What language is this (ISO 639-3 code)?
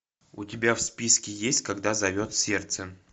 rus